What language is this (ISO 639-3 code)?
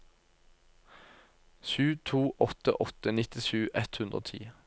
nor